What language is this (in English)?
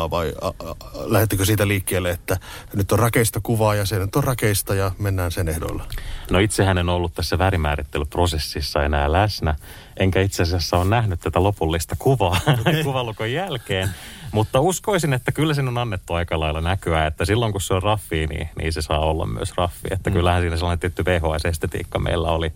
Finnish